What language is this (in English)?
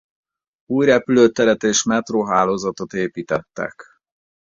Hungarian